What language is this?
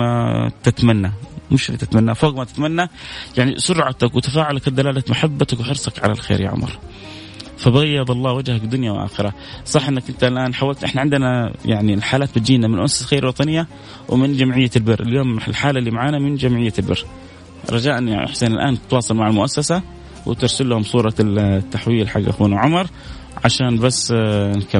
Arabic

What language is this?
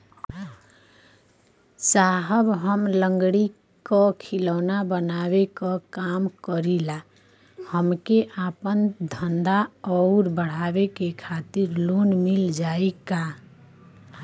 Bhojpuri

